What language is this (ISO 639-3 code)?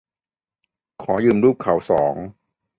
tha